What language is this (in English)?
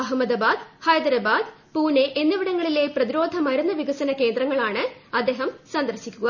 Malayalam